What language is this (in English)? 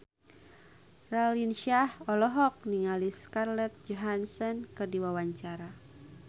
Sundanese